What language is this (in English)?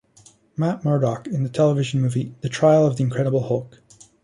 English